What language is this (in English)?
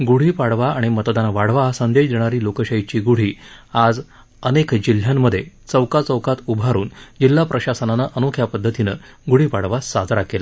Marathi